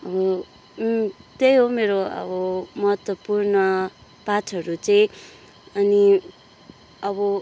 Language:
Nepali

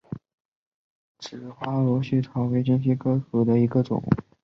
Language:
Chinese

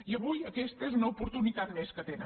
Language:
Catalan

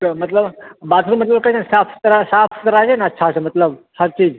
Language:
Maithili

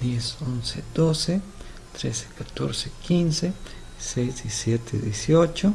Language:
Spanish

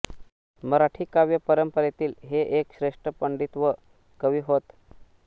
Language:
Marathi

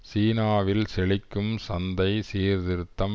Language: Tamil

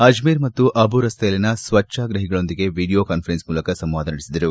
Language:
Kannada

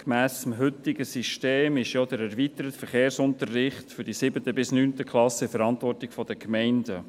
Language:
Swiss German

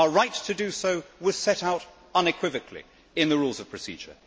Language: English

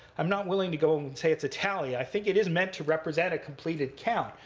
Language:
English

